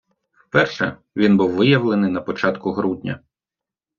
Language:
Ukrainian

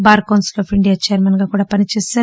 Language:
Telugu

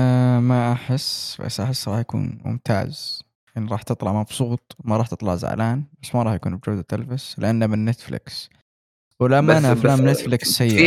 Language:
Arabic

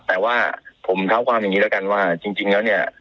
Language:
Thai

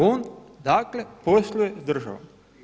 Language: Croatian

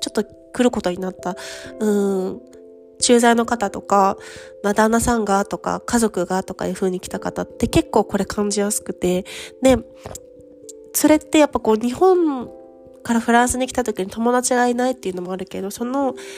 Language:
Japanese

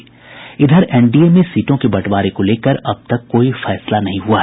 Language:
Hindi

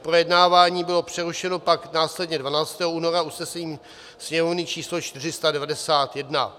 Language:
Czech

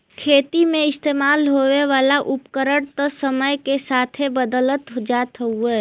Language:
Bhojpuri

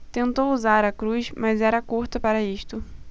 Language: Portuguese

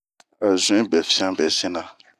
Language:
Bomu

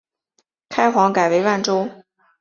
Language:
Chinese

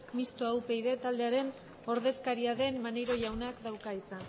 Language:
Basque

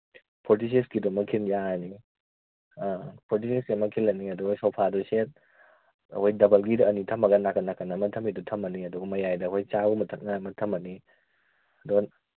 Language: Manipuri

